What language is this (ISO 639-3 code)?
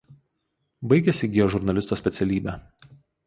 lit